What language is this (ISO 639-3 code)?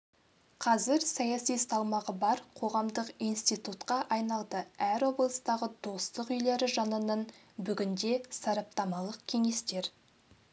kaz